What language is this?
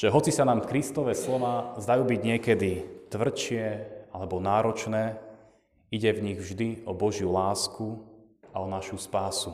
Slovak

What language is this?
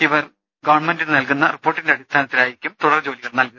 Malayalam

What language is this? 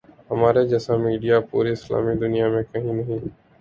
Urdu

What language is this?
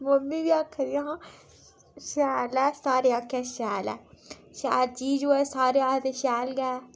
Dogri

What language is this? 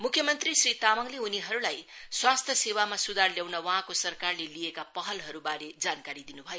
Nepali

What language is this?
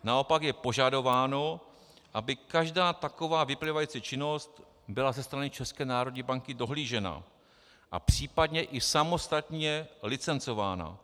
Czech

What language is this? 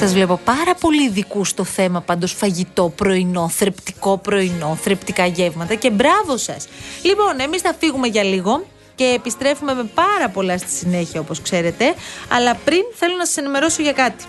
Greek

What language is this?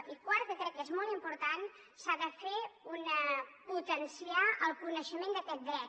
Catalan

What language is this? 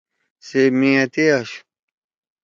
Torwali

